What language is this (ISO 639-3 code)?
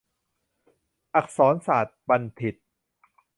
tha